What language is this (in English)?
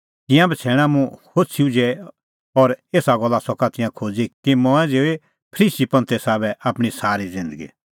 Kullu Pahari